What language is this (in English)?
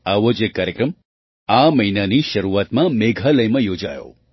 Gujarati